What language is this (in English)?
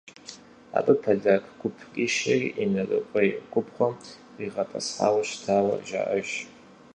Kabardian